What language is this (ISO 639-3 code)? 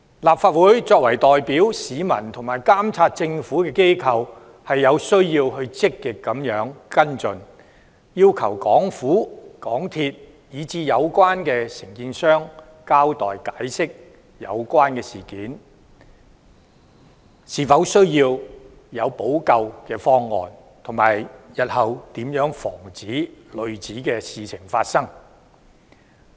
yue